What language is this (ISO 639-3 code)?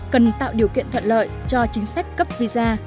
vie